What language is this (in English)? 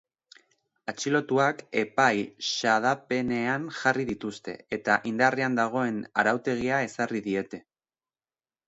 Basque